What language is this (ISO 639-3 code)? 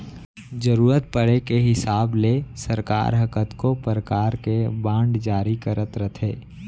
hne